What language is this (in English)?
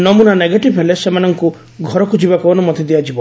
Odia